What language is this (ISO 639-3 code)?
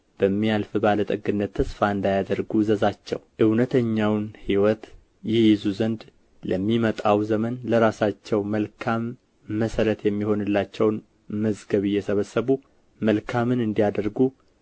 amh